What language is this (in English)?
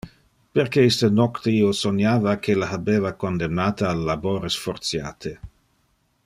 Interlingua